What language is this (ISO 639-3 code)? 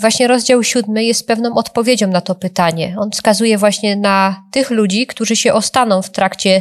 pol